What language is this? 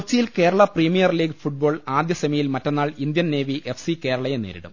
Malayalam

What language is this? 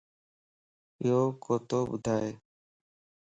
Lasi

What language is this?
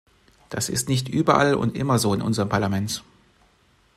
German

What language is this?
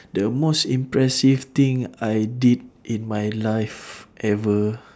English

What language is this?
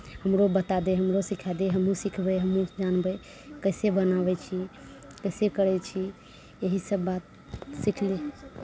Maithili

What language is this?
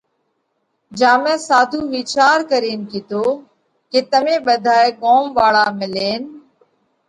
Parkari Koli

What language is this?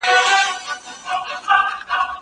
Pashto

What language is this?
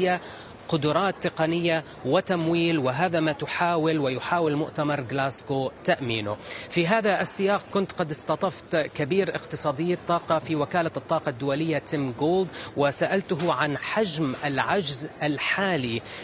Arabic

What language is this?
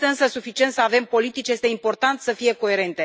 Romanian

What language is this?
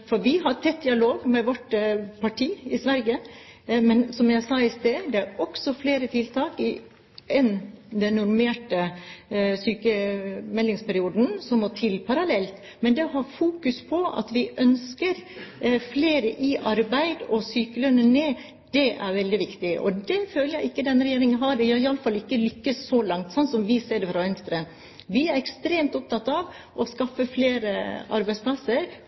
Norwegian Bokmål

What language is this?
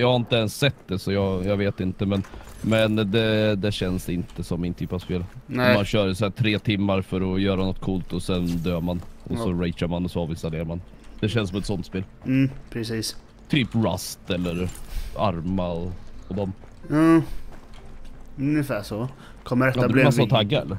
Swedish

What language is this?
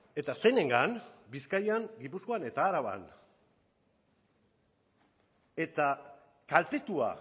Basque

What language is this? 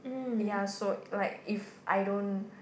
English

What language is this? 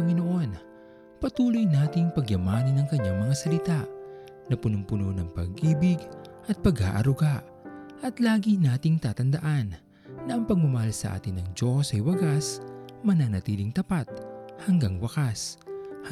Filipino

